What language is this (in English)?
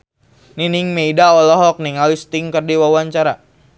Sundanese